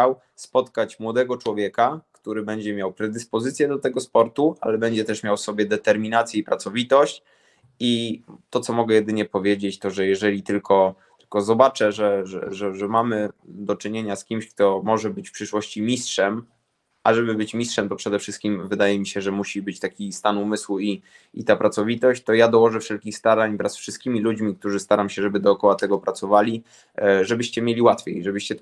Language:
Polish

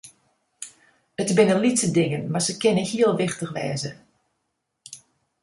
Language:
Western Frisian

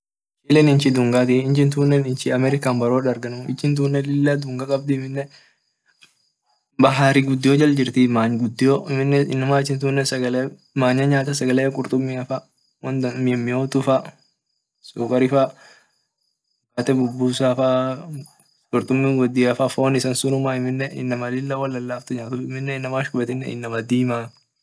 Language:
Orma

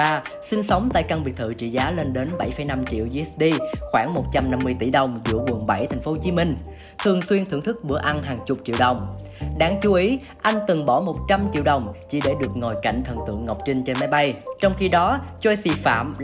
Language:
Vietnamese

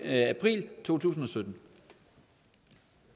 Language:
Danish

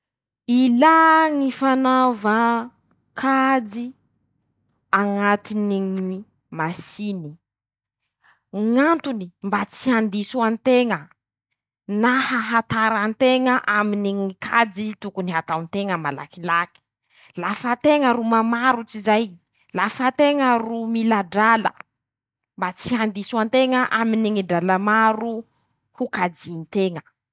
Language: Masikoro Malagasy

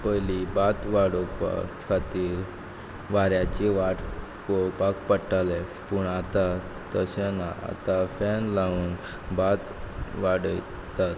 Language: Konkani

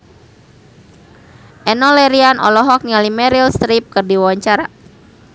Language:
Sundanese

